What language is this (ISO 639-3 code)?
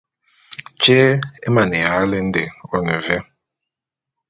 bum